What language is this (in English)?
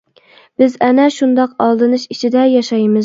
Uyghur